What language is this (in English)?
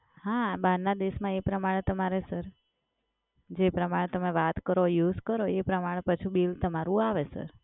Gujarati